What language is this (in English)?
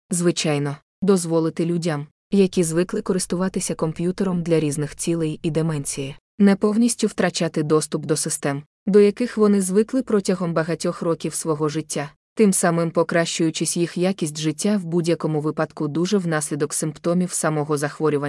Ukrainian